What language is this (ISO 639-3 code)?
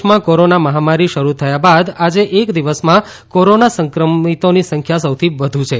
guj